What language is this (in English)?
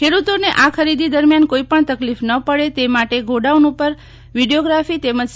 Gujarati